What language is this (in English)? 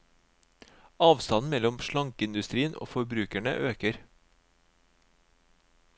Norwegian